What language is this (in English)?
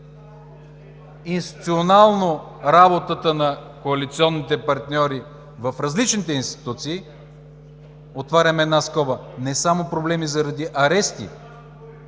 Bulgarian